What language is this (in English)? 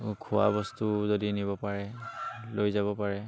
Assamese